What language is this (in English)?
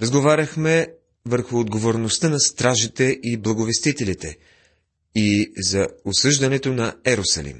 Bulgarian